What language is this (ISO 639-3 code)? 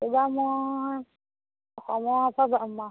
asm